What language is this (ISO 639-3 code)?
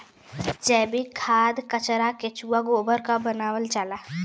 bho